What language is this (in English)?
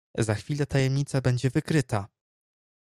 Polish